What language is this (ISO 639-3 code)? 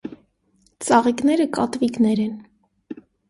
hye